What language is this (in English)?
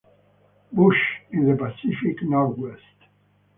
English